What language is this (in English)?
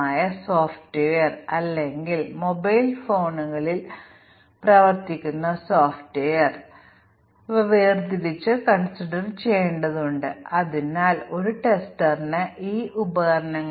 Malayalam